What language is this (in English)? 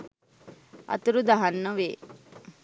Sinhala